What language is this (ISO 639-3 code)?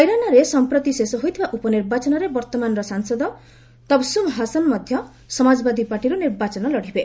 ori